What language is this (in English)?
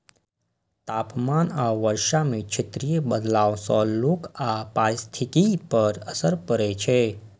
Maithili